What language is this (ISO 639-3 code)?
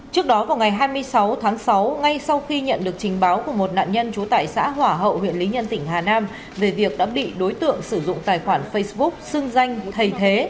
vie